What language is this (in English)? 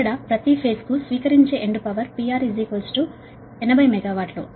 Telugu